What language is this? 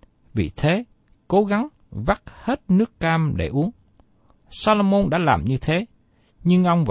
Vietnamese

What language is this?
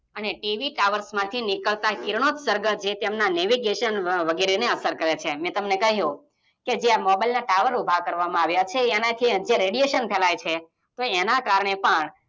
Gujarati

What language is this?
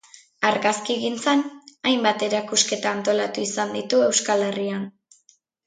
Basque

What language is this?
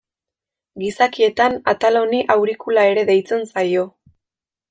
Basque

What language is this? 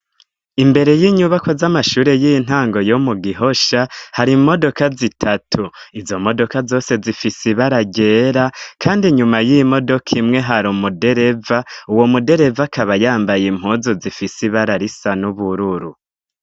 Rundi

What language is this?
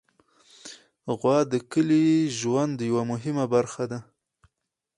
Pashto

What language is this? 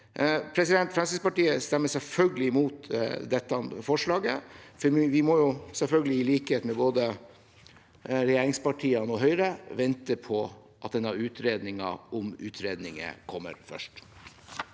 Norwegian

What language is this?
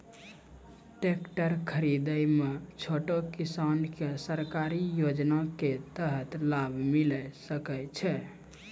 Maithili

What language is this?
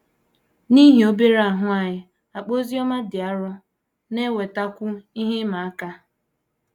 Igbo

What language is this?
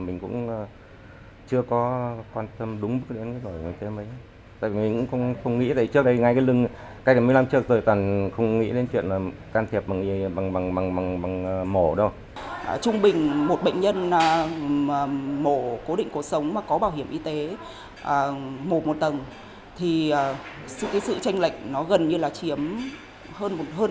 Vietnamese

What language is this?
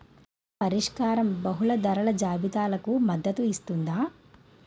Telugu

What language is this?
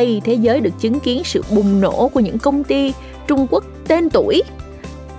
Vietnamese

